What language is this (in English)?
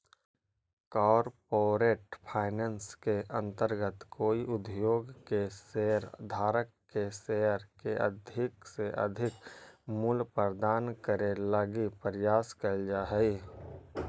Magahi